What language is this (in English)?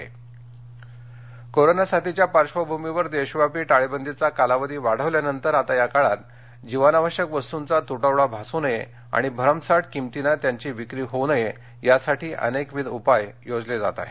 Marathi